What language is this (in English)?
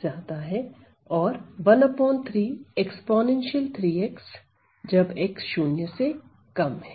Hindi